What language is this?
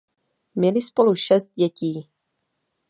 Czech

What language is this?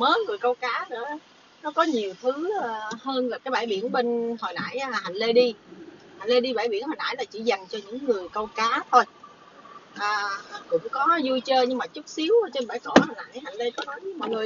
Vietnamese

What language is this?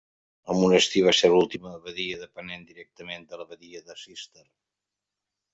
Catalan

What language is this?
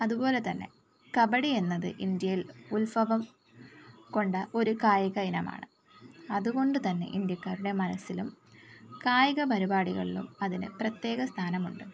Malayalam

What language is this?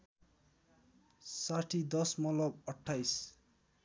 Nepali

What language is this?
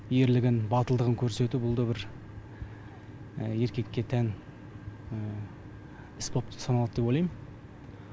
Kazakh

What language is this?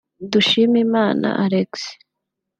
Kinyarwanda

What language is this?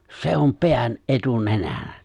Finnish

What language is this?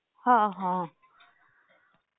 Marathi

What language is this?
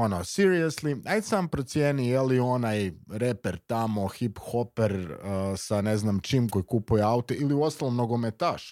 Croatian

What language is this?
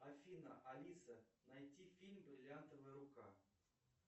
Russian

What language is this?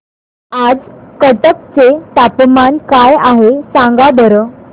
Marathi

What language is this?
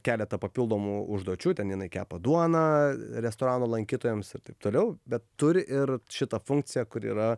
Lithuanian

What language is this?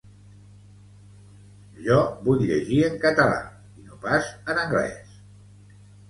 Catalan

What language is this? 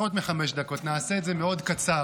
Hebrew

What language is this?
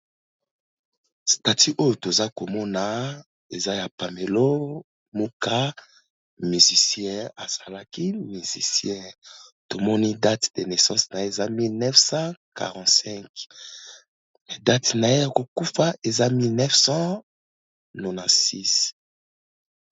Lingala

